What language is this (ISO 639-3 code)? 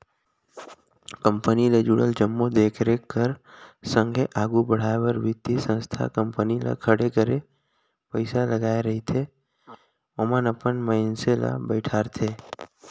hne